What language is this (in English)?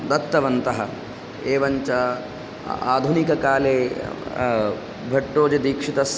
Sanskrit